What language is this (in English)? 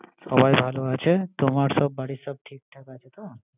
Bangla